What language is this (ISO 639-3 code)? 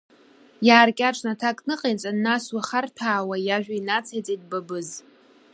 abk